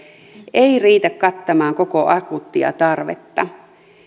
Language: Finnish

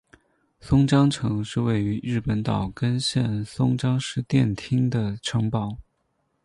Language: Chinese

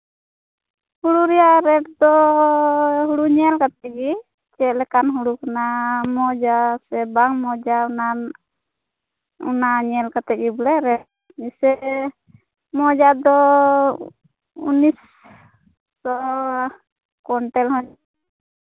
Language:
Santali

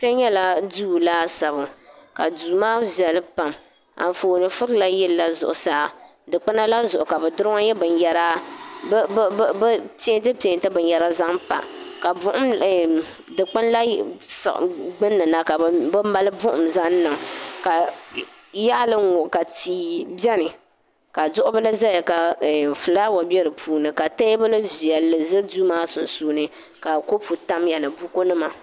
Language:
Dagbani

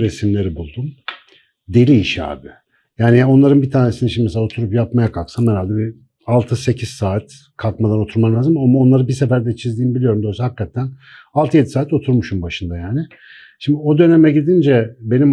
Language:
Turkish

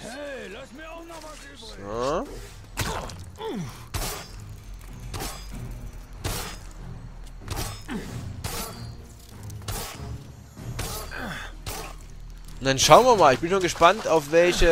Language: German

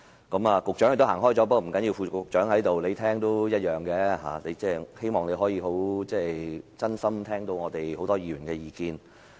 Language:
Cantonese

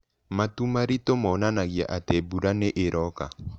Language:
Kikuyu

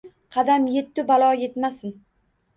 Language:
Uzbek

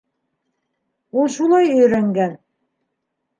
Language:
Bashkir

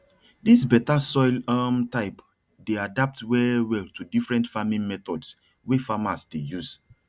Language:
Nigerian Pidgin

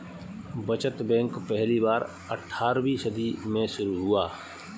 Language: Hindi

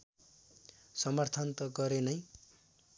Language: Nepali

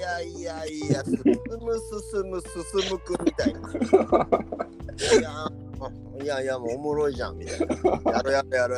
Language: Japanese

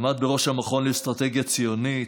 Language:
Hebrew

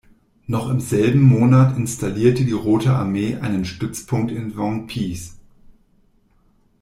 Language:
German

